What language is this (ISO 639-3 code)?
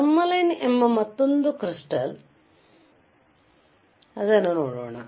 kan